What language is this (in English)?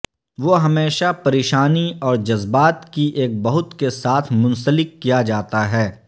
Urdu